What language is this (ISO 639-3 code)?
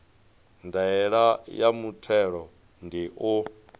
ven